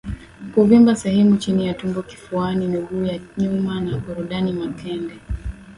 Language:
Swahili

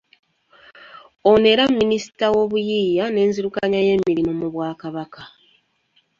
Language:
Ganda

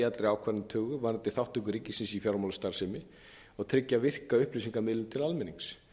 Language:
Icelandic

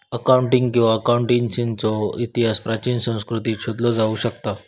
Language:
Marathi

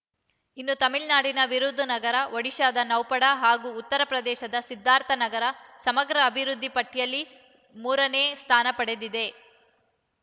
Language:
Kannada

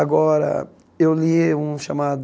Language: Portuguese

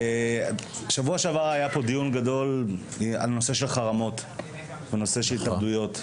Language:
Hebrew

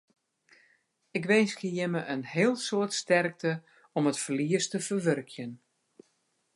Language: Western Frisian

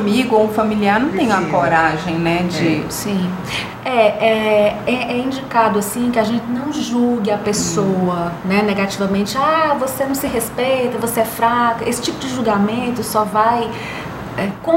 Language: Portuguese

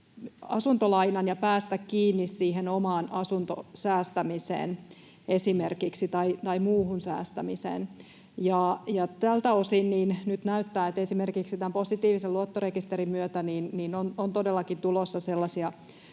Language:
Finnish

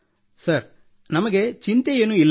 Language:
Kannada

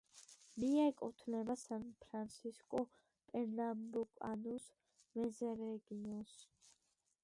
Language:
Georgian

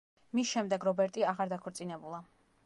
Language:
Georgian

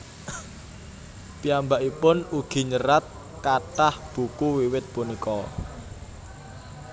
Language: Javanese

